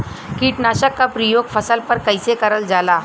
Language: Bhojpuri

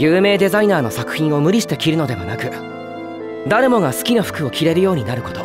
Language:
Japanese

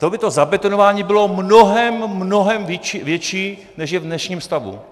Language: Czech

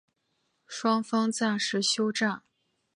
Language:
Chinese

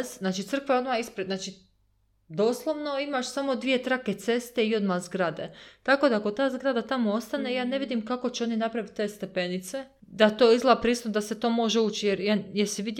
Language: Croatian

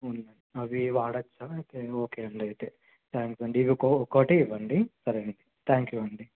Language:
Telugu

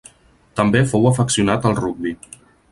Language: Catalan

